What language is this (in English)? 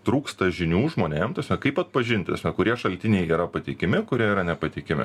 Lithuanian